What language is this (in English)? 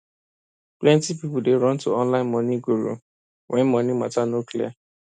Nigerian Pidgin